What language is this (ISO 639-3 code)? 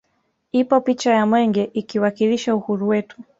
swa